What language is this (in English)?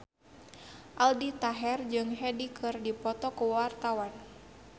Sundanese